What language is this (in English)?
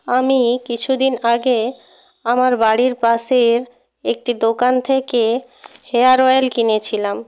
Bangla